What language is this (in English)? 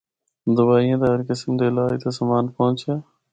Northern Hindko